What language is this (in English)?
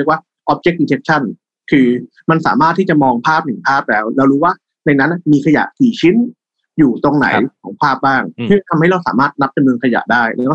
Thai